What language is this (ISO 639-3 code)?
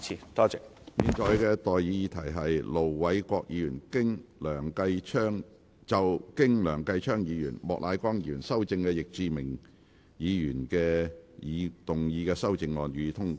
yue